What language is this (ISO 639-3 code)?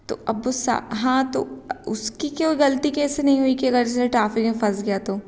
hin